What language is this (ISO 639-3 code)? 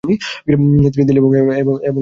ben